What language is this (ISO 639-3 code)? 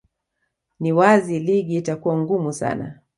swa